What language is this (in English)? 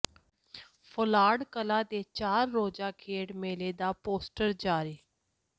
Punjabi